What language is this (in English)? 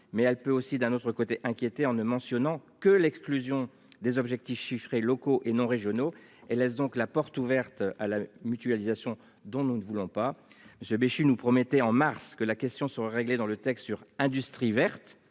French